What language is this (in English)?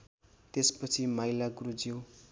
Nepali